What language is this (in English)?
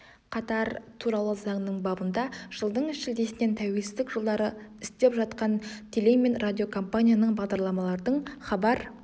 Kazakh